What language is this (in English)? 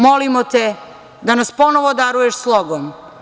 Serbian